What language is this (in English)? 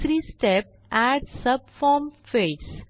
Marathi